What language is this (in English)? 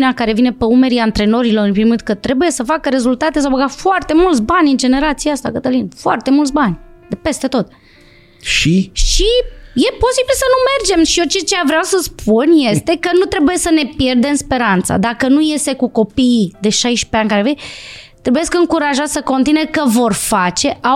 Romanian